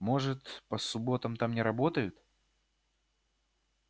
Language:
Russian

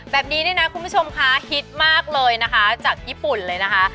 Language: Thai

